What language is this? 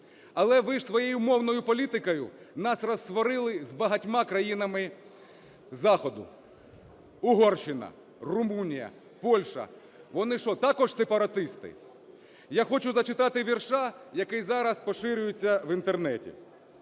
Ukrainian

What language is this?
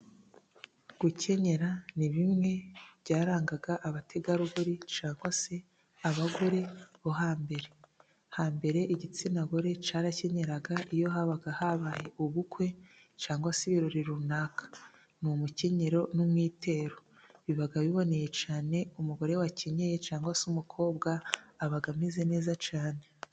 Kinyarwanda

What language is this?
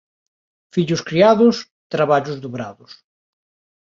Galician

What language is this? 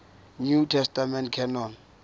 Southern Sotho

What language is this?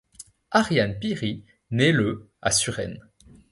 French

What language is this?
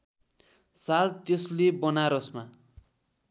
Nepali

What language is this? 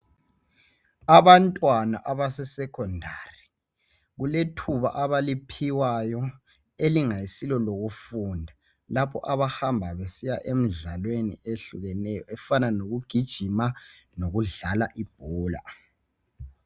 North Ndebele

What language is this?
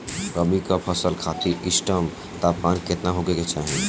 Bhojpuri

